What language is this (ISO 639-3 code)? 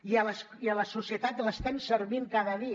cat